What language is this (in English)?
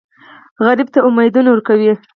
Pashto